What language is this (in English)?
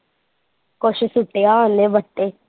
Punjabi